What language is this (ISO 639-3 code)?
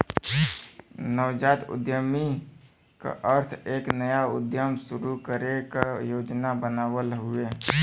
bho